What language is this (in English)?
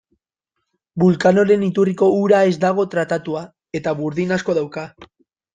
Basque